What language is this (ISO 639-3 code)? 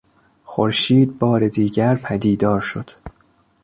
fas